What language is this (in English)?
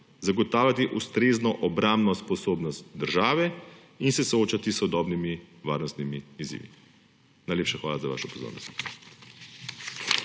Slovenian